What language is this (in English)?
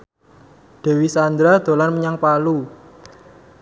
Javanese